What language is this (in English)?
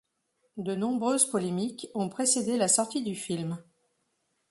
French